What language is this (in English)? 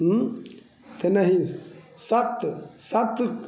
Maithili